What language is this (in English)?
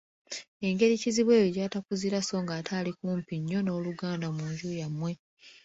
Ganda